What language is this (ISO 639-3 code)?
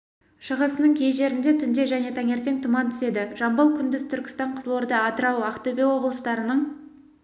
kaz